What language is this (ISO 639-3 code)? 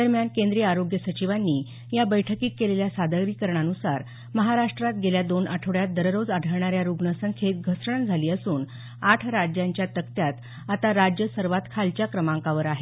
mar